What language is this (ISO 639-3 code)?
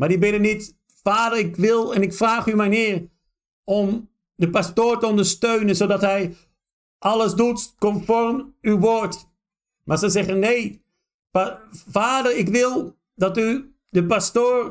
nld